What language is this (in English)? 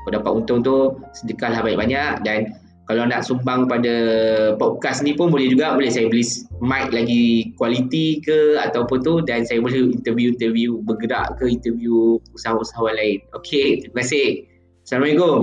Malay